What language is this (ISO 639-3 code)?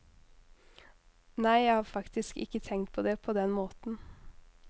nor